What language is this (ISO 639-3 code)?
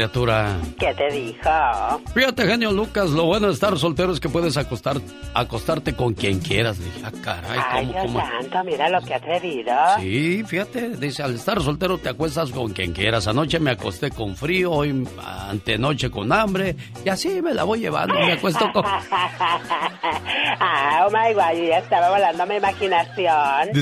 spa